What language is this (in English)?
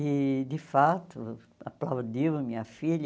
Portuguese